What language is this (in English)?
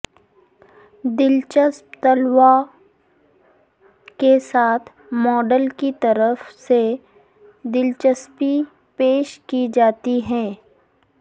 Urdu